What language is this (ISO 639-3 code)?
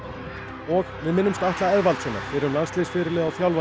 isl